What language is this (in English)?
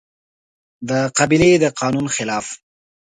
Pashto